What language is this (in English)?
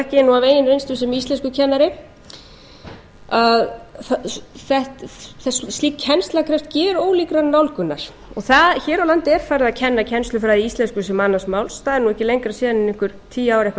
Icelandic